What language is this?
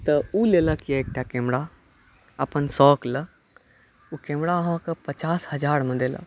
Maithili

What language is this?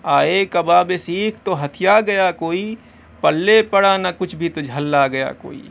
Urdu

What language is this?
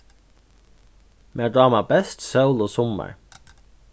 Faroese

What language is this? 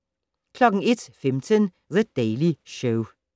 Danish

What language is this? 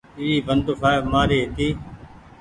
Goaria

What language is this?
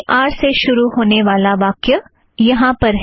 Hindi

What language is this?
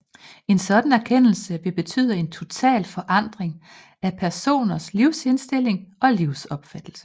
Danish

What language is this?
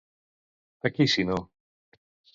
Catalan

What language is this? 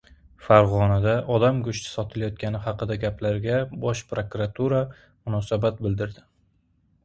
Uzbek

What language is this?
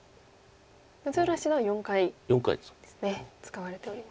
Japanese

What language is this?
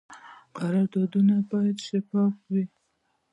Pashto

